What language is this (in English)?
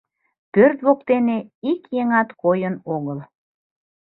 Mari